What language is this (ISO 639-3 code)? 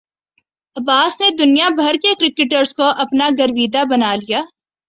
urd